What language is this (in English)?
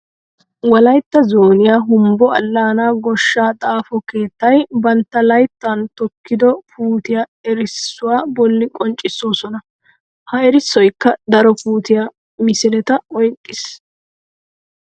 Wolaytta